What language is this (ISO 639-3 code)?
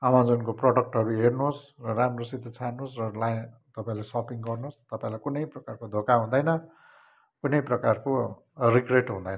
nep